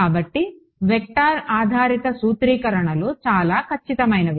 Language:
Telugu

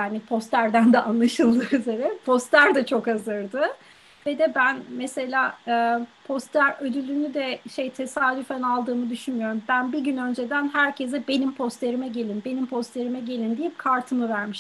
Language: Turkish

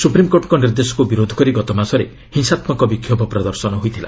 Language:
Odia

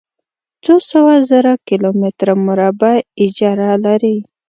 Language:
Pashto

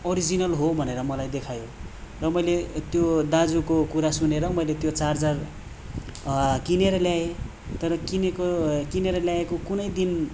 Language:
Nepali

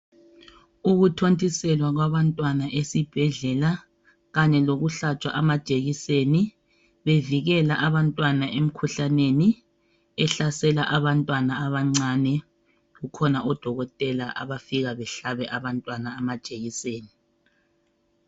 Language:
North Ndebele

